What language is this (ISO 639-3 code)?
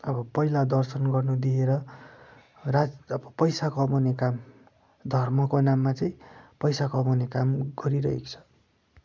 nep